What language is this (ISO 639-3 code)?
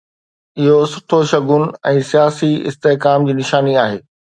snd